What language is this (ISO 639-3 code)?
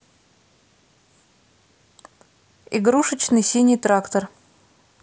rus